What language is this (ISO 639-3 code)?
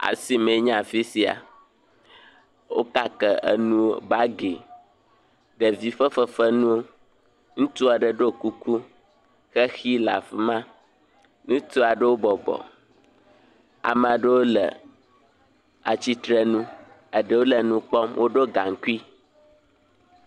ewe